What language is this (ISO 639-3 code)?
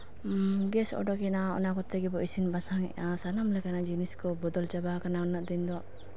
sat